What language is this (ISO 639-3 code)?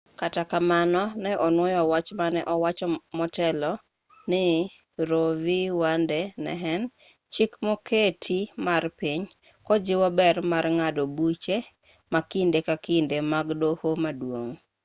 luo